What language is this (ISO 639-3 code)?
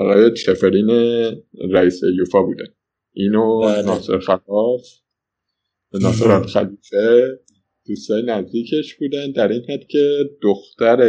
fas